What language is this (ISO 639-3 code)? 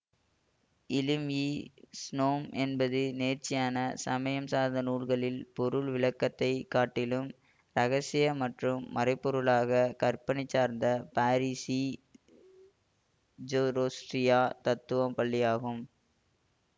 tam